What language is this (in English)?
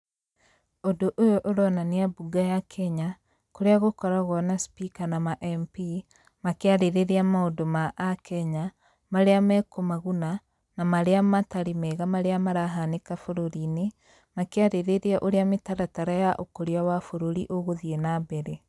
Kikuyu